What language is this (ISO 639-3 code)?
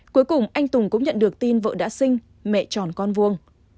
vie